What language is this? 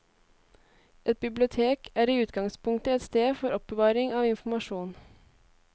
Norwegian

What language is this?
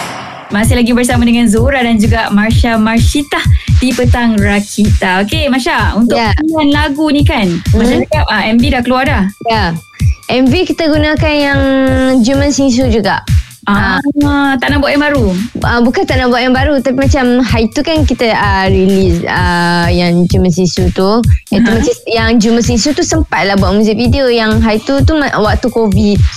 Malay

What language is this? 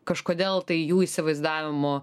Lithuanian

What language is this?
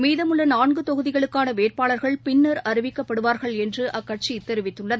Tamil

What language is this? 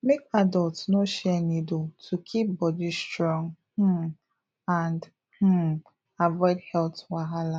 Nigerian Pidgin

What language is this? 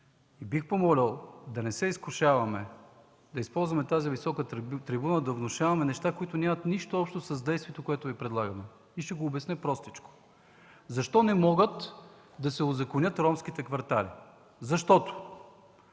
Bulgarian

